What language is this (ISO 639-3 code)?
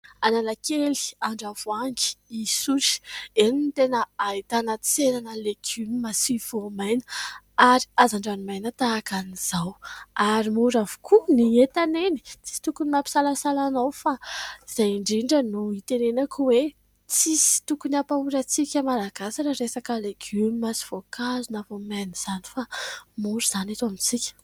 mlg